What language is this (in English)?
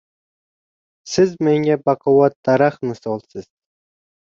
Uzbek